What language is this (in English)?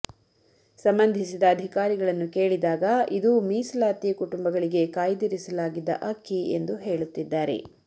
Kannada